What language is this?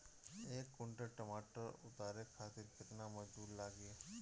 Bhojpuri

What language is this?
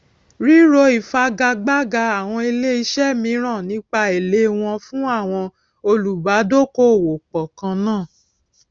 Yoruba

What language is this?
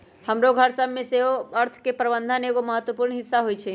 Magahi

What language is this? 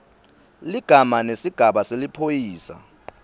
Swati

